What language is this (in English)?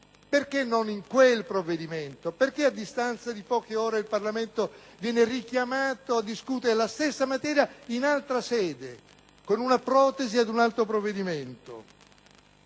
Italian